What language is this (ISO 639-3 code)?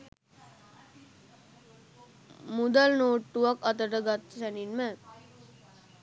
sin